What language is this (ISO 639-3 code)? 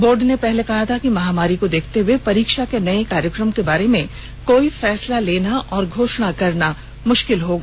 hin